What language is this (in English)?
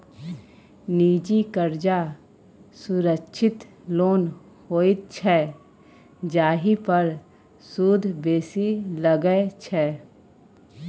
Maithili